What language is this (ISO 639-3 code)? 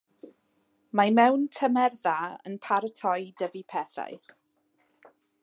cym